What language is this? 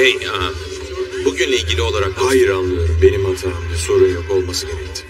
Turkish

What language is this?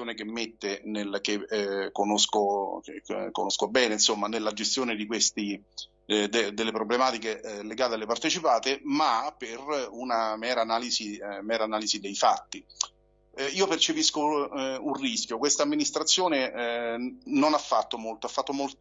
Italian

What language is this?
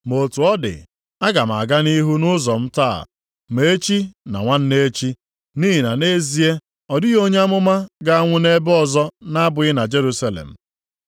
Igbo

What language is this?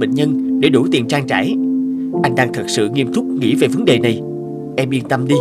Vietnamese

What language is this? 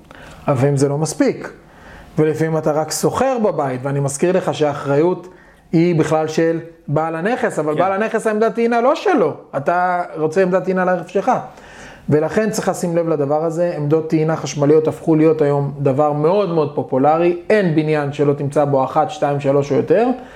Hebrew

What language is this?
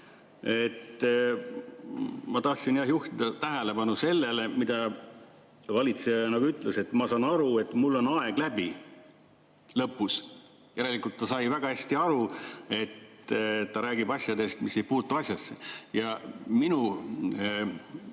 Estonian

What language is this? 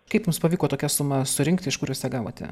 Lithuanian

